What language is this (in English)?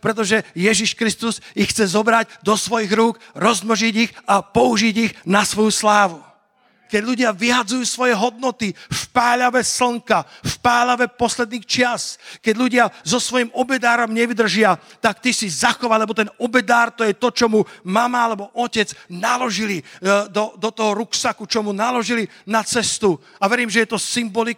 Slovak